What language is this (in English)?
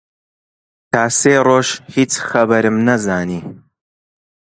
Central Kurdish